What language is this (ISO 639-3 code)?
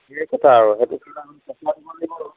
asm